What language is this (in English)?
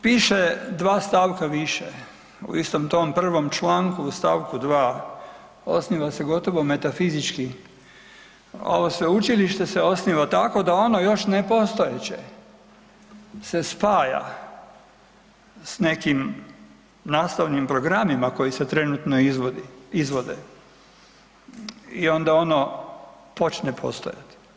Croatian